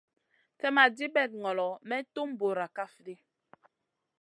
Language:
Masana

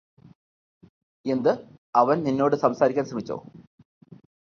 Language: Malayalam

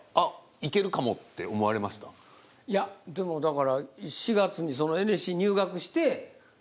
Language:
Japanese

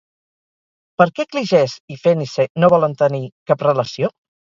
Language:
Catalan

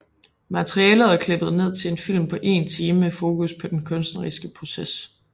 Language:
Danish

